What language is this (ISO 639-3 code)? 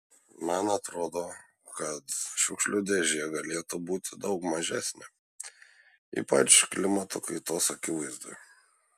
lit